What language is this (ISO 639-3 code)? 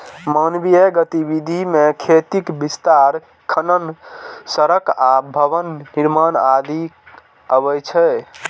mai